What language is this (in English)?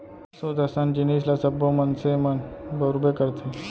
Chhattisgarhi